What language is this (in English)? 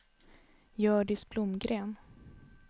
Swedish